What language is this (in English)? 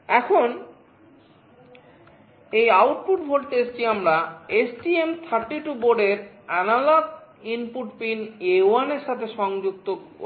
Bangla